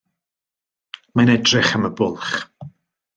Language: Welsh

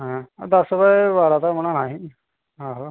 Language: Dogri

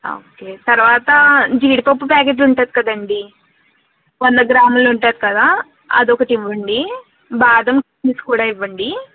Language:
Telugu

